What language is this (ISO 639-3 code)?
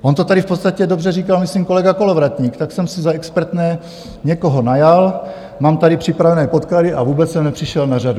ces